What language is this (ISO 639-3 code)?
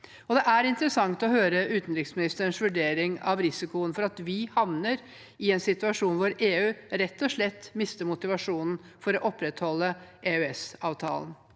nor